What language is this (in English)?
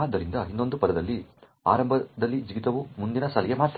Kannada